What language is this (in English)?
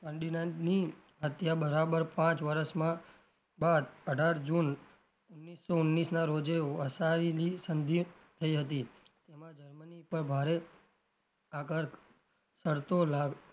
Gujarati